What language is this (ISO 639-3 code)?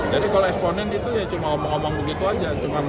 ind